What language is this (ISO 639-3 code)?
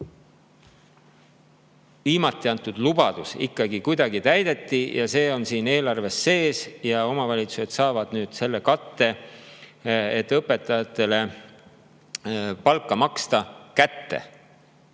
est